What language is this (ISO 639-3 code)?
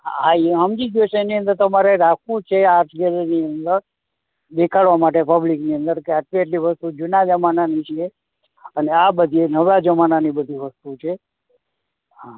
guj